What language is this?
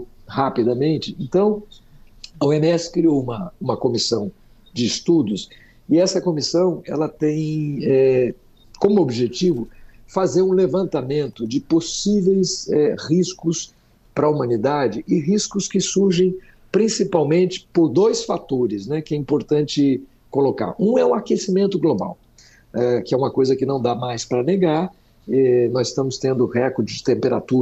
Portuguese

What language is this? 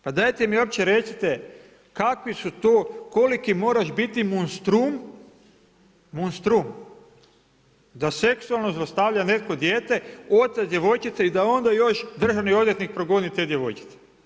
Croatian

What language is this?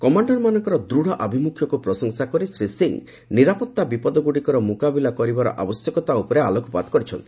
Odia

